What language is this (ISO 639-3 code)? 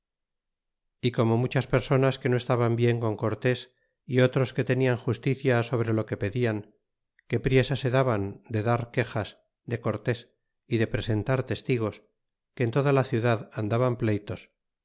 spa